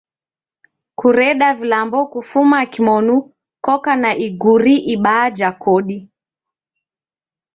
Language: Taita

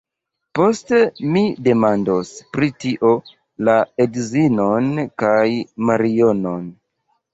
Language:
Esperanto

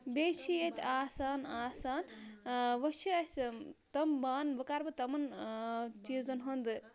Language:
Kashmiri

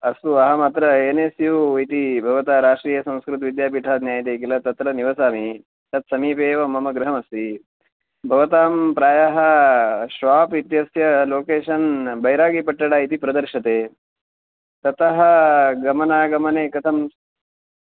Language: Sanskrit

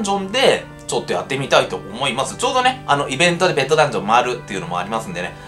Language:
Japanese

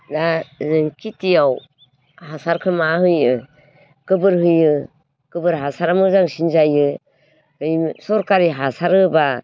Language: Bodo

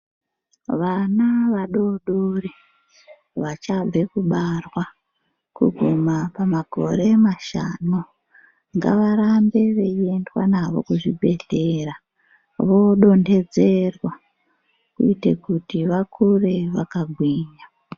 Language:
Ndau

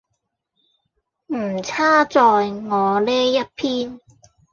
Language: Cantonese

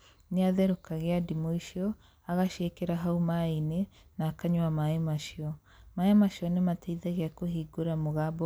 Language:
Kikuyu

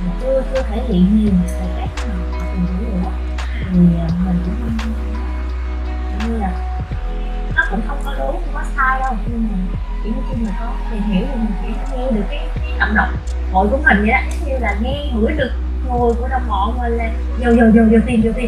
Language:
Vietnamese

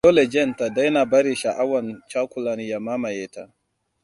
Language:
Hausa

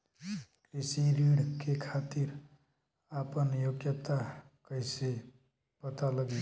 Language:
Bhojpuri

